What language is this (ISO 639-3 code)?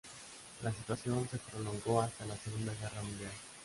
spa